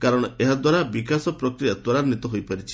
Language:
Odia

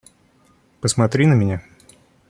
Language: Russian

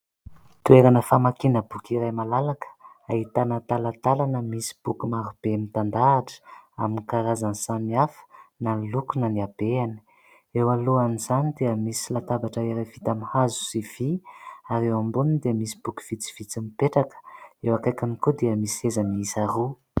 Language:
Malagasy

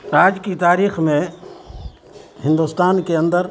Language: Urdu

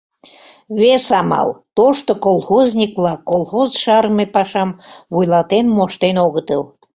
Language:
Mari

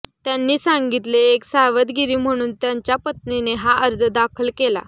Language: Marathi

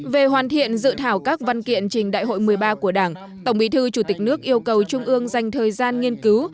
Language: Vietnamese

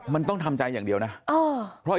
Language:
Thai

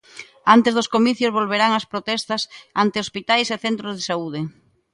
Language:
Galician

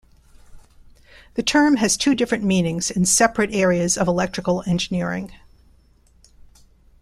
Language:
English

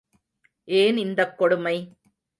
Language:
Tamil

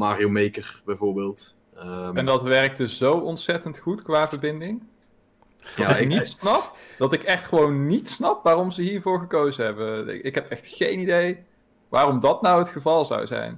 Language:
Dutch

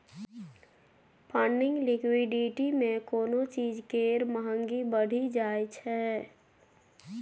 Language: Maithili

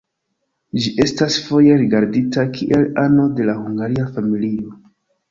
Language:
Esperanto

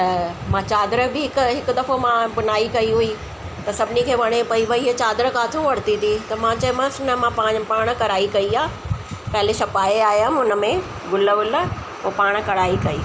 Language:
Sindhi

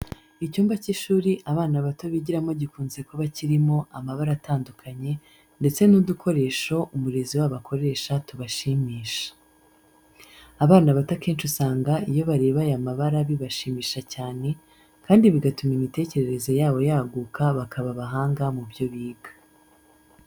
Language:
Kinyarwanda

